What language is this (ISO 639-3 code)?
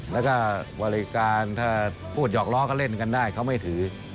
tha